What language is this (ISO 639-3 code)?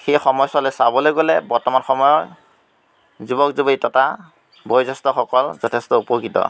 asm